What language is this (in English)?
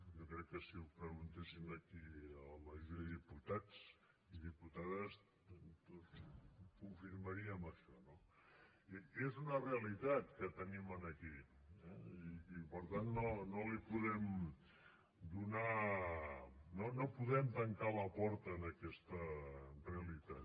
Catalan